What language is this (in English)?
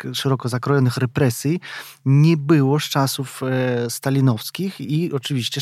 Polish